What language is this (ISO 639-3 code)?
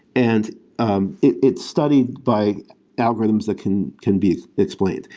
eng